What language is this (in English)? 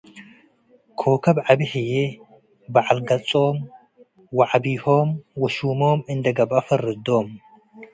Tigre